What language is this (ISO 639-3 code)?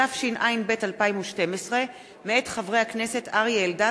heb